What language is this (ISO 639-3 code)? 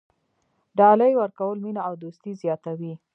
pus